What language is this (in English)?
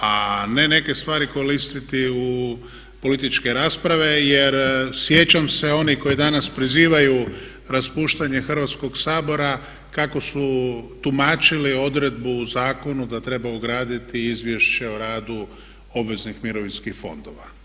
Croatian